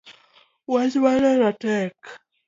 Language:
Luo (Kenya and Tanzania)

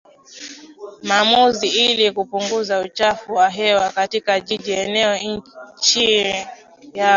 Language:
Swahili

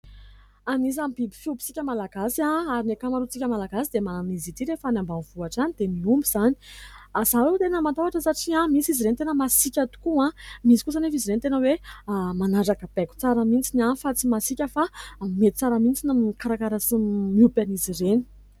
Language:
Malagasy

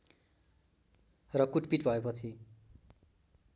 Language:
Nepali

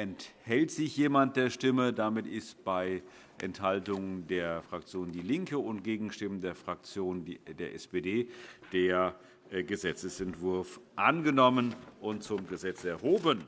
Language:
German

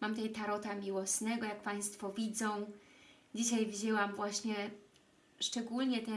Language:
Polish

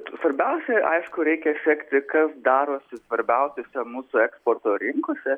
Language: Lithuanian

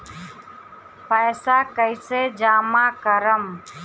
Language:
Bhojpuri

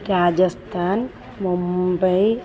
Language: Malayalam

